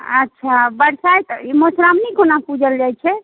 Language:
Maithili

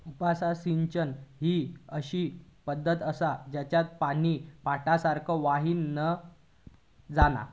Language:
Marathi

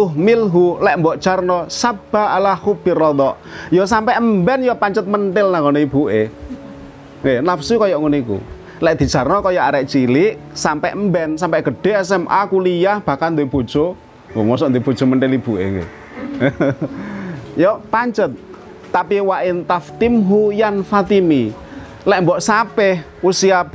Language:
Indonesian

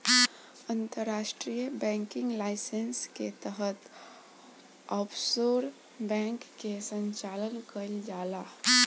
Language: Bhojpuri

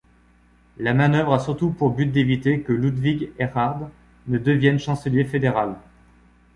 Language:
French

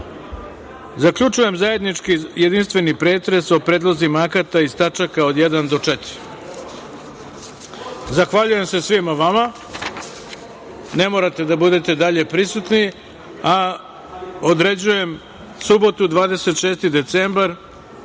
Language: Serbian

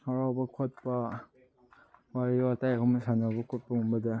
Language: Manipuri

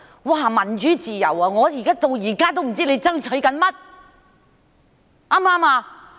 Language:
Cantonese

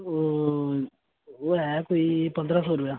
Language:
Dogri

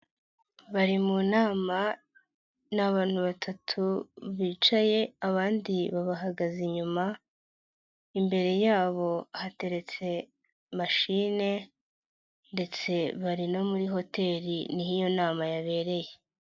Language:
Kinyarwanda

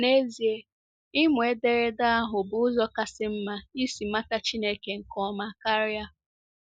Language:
Igbo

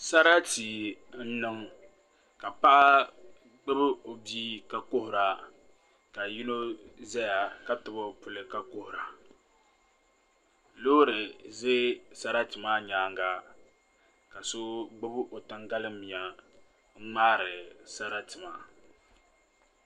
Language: Dagbani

